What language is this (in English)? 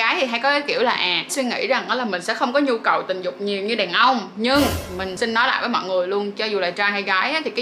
Vietnamese